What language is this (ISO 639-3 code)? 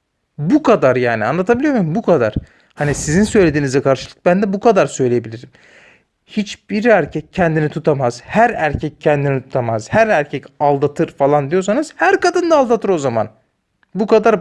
tur